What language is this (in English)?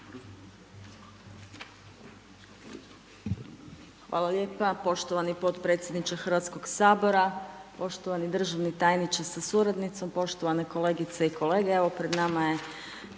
Croatian